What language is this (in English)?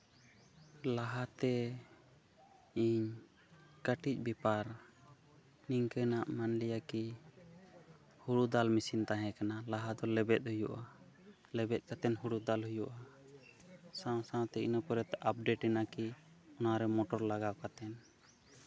Santali